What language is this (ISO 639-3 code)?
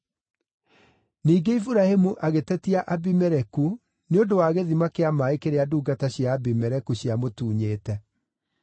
kik